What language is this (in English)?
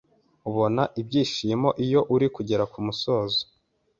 Kinyarwanda